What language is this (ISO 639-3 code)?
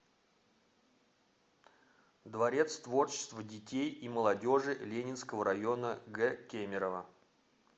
rus